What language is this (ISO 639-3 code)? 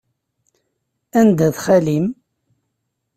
kab